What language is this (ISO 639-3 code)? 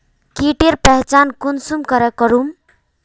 mag